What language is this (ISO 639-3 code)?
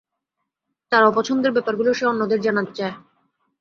ben